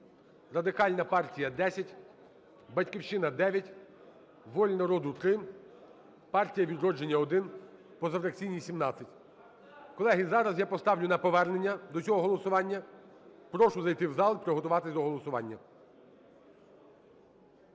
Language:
Ukrainian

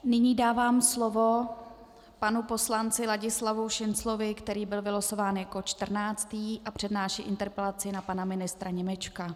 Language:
Czech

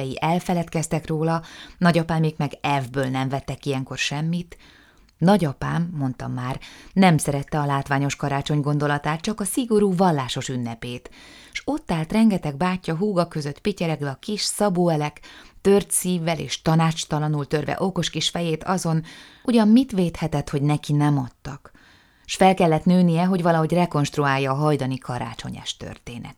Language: Hungarian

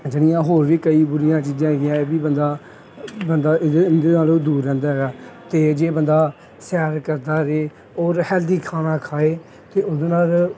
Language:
Punjabi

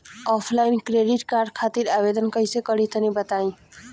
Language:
Bhojpuri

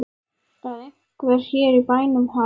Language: Icelandic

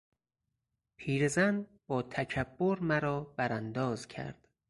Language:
Persian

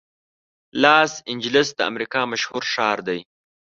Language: Pashto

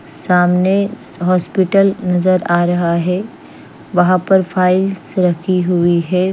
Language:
Hindi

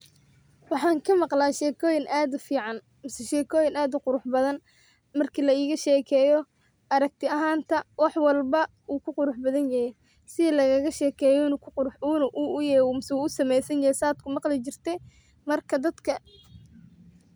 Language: Somali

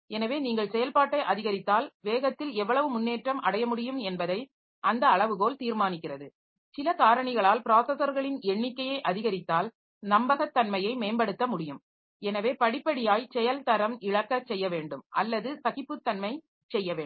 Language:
Tamil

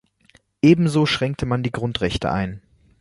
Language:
German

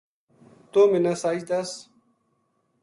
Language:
Gujari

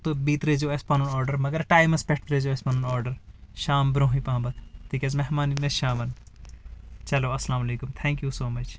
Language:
Kashmiri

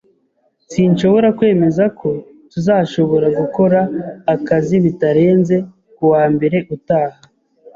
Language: Kinyarwanda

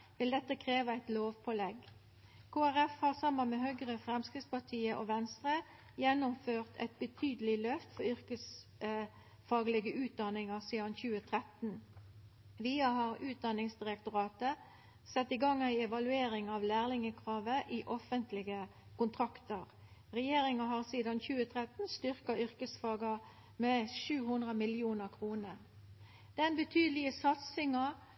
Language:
Norwegian Nynorsk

